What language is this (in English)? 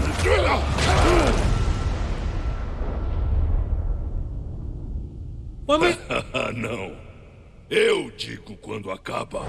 Portuguese